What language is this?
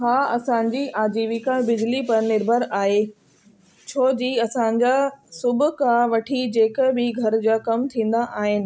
Sindhi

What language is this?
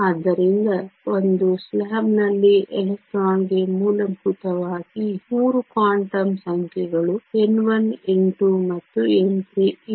Kannada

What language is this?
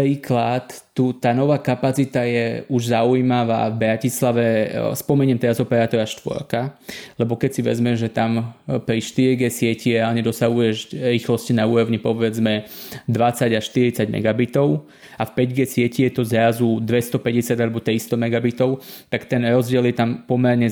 Slovak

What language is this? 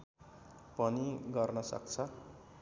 Nepali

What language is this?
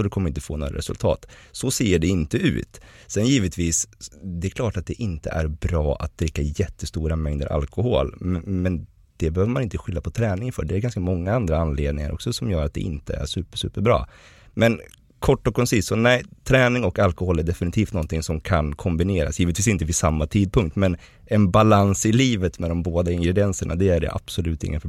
Swedish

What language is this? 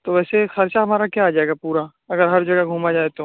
Urdu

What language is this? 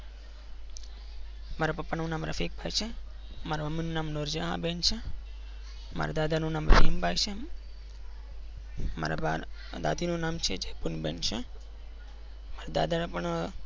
Gujarati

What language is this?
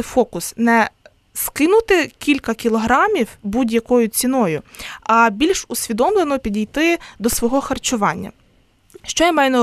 Ukrainian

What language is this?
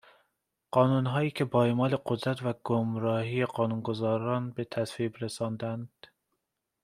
Persian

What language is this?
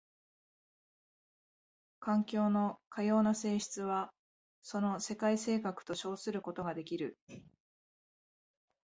Japanese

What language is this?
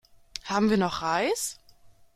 German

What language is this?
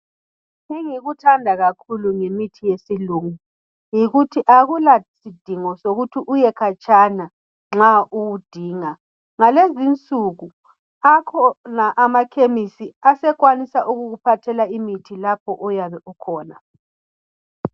North Ndebele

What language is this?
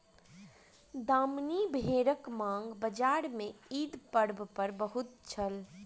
Maithili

